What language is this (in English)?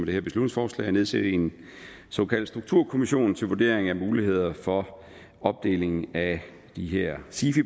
Danish